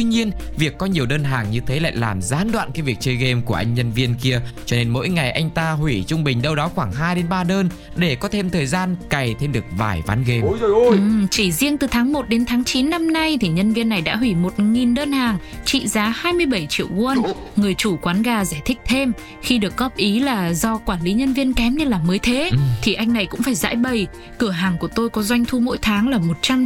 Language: Vietnamese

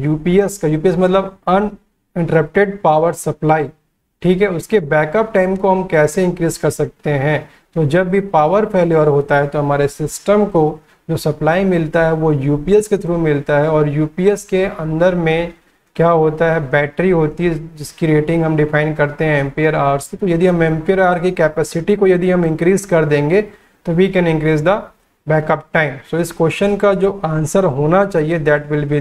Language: Hindi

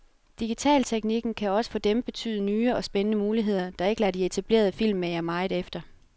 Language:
Danish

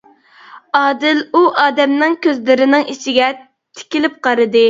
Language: Uyghur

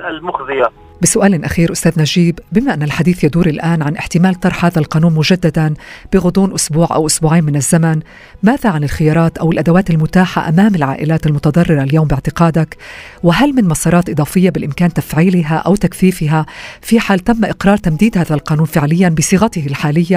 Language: Arabic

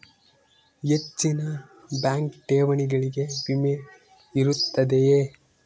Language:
Kannada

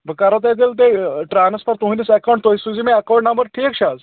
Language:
Kashmiri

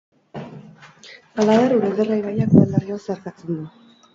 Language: Basque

